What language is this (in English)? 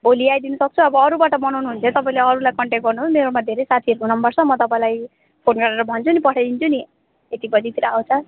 Nepali